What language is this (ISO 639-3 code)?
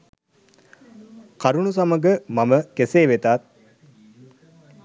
sin